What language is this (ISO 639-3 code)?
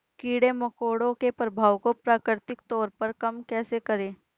hin